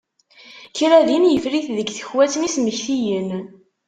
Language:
Kabyle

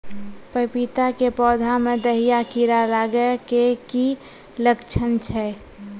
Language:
Maithili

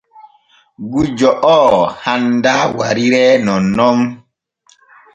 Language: Borgu Fulfulde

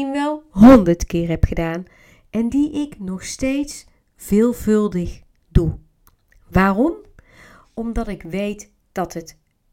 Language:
Dutch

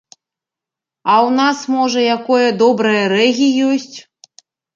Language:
Belarusian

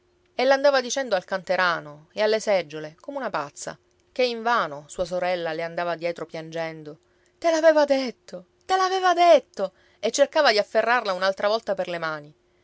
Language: Italian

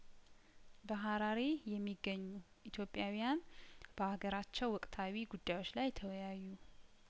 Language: Amharic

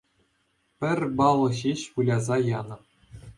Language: Chuvash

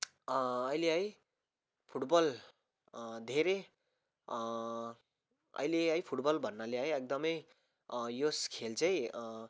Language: Nepali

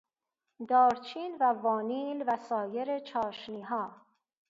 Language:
Persian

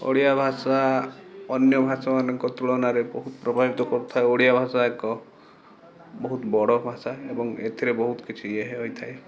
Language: Odia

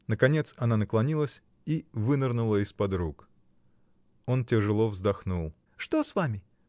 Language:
Russian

